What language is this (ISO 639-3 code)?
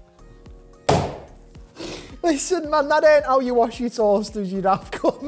eng